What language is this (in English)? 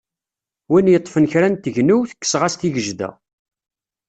Kabyle